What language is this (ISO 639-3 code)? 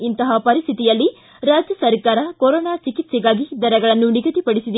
kan